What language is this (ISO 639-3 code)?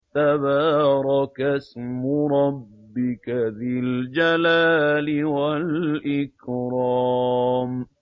ara